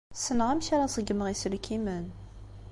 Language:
Kabyle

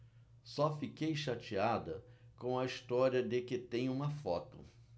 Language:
Portuguese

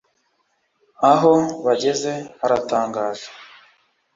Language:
Kinyarwanda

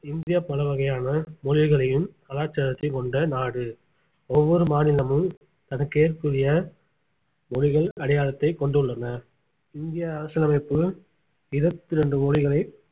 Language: Tamil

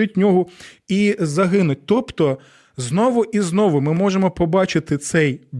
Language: Ukrainian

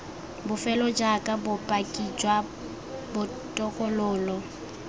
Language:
Tswana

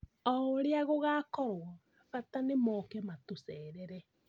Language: Kikuyu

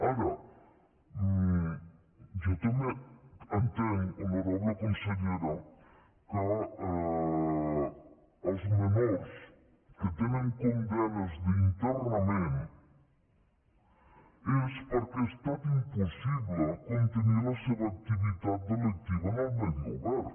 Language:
Catalan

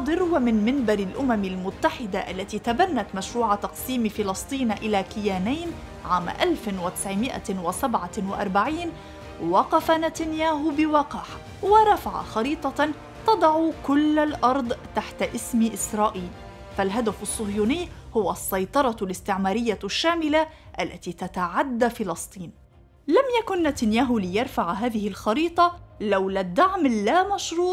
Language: Arabic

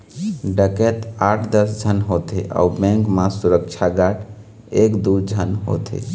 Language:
Chhattisgarhi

